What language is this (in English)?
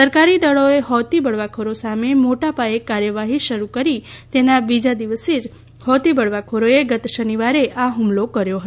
Gujarati